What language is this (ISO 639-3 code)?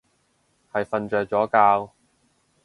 yue